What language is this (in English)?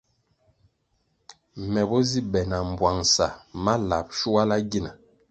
Kwasio